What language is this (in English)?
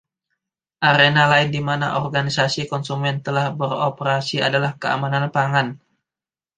Indonesian